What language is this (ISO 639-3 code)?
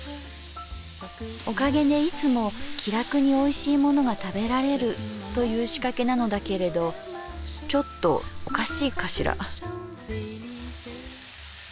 jpn